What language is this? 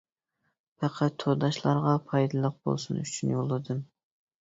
Uyghur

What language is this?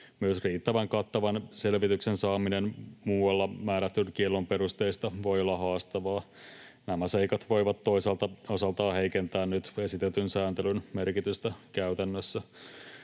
Finnish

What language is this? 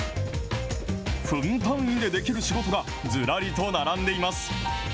Japanese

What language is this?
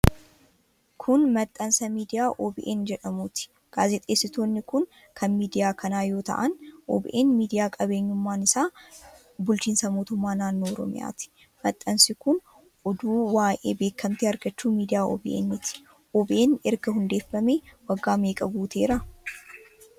Oromo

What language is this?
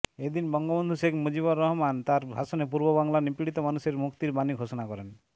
Bangla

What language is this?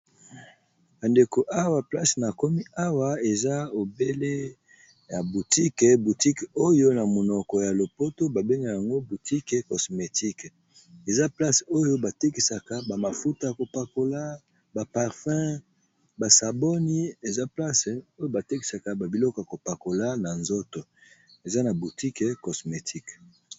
Lingala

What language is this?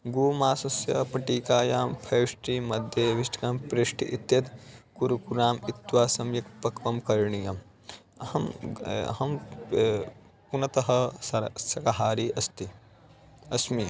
Sanskrit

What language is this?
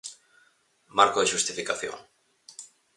Galician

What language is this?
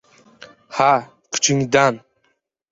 Uzbek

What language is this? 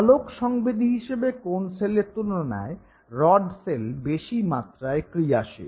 Bangla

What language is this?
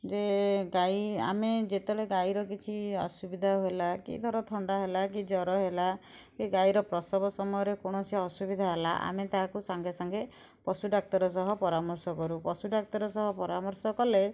Odia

